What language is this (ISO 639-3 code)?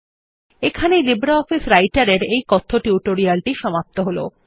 ben